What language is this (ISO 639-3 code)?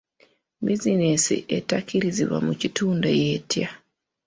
lug